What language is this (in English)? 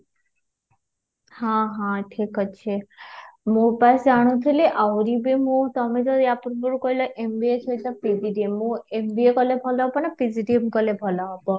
Odia